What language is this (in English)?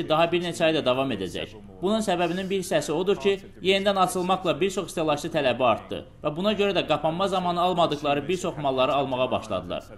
Turkish